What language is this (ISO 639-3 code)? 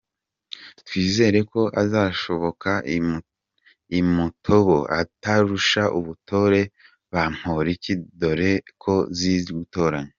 kin